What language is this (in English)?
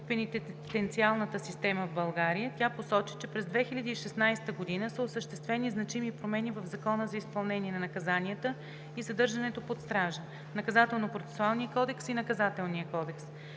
Bulgarian